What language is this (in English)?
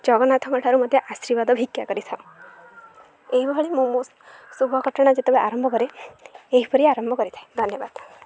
Odia